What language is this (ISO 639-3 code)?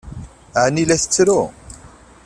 kab